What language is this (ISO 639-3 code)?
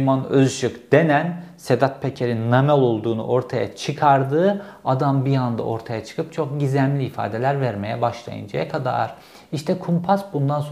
tur